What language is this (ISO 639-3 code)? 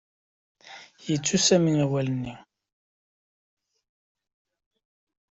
kab